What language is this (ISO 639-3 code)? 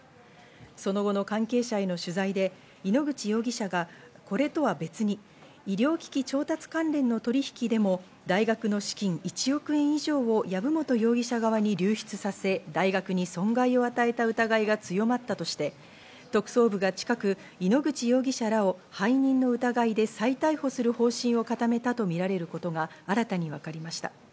jpn